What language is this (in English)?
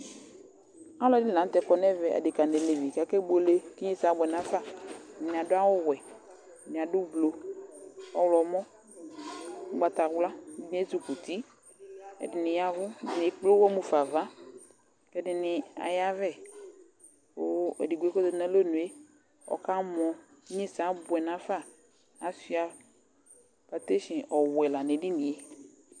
Ikposo